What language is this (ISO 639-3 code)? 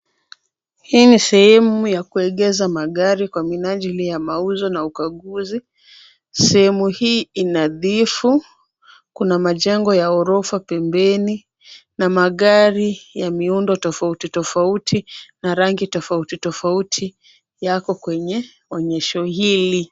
swa